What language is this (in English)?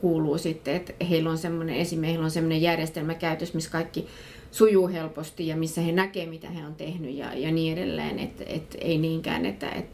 Finnish